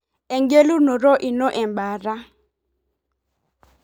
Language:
Masai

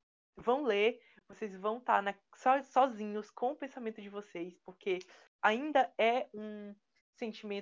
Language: Portuguese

